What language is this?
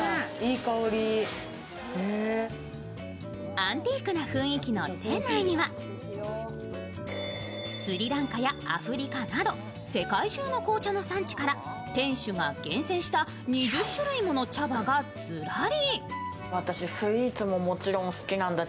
Japanese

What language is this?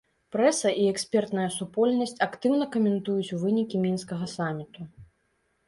Belarusian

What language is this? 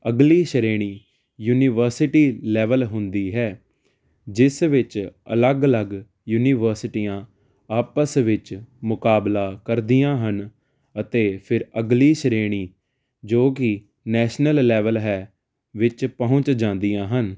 Punjabi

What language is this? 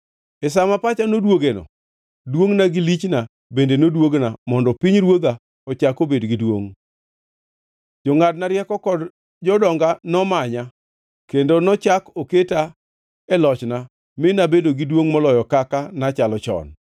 Luo (Kenya and Tanzania)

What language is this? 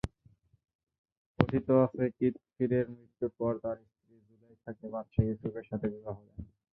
Bangla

